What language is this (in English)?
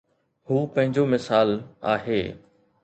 Sindhi